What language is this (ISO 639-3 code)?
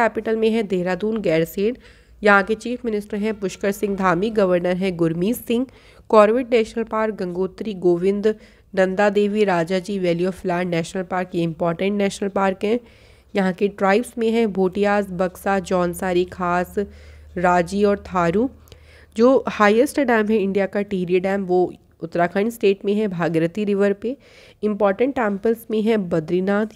hin